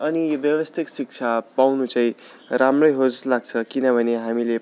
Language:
Nepali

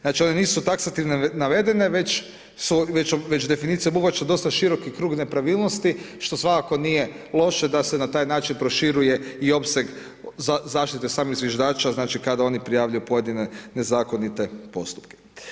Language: Croatian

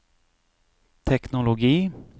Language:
Norwegian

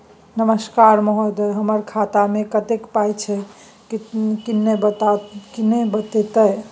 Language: Maithili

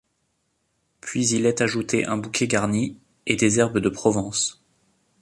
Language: French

